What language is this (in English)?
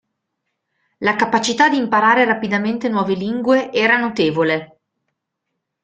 Italian